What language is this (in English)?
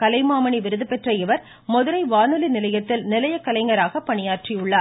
Tamil